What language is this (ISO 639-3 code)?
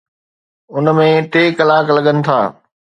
snd